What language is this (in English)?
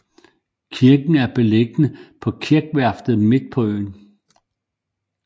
Danish